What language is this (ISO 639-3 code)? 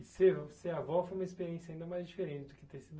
por